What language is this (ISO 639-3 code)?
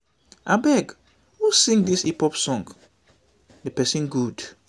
pcm